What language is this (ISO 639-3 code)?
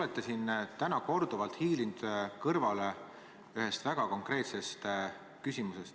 est